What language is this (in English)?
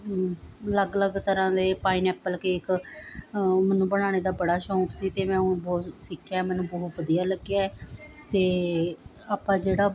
Punjabi